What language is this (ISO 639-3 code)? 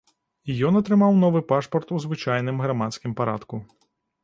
bel